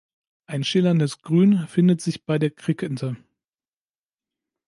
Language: German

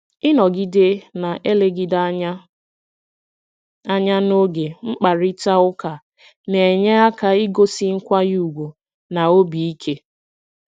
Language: Igbo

